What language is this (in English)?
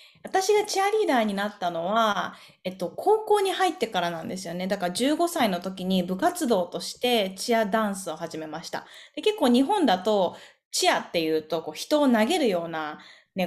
Japanese